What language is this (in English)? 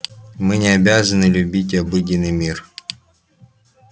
Russian